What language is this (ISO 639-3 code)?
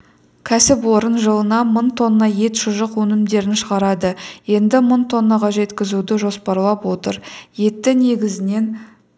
kaz